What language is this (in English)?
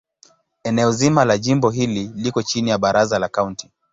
Swahili